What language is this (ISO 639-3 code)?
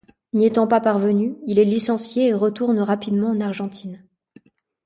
fra